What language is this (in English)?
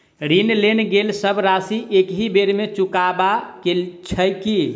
Maithili